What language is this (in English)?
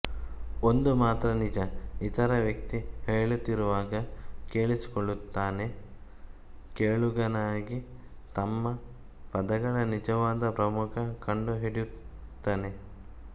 Kannada